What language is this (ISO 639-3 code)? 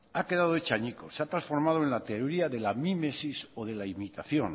spa